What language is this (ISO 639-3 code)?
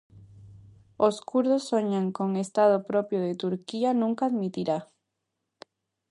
glg